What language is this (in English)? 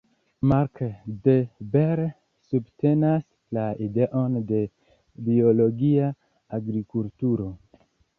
Esperanto